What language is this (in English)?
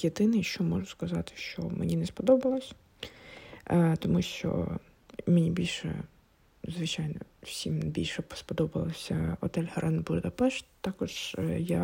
Ukrainian